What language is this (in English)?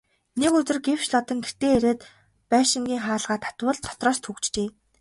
Mongolian